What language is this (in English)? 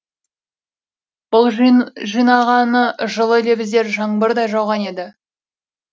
Kazakh